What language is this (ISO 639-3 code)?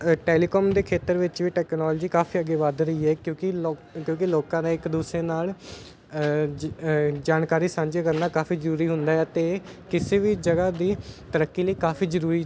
pan